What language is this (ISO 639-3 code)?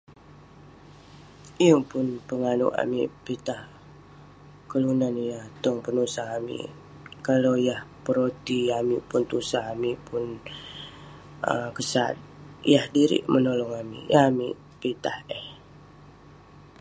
pne